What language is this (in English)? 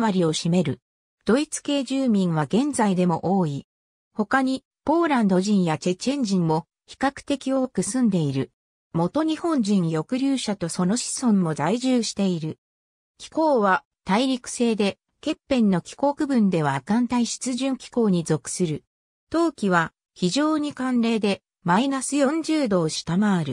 Japanese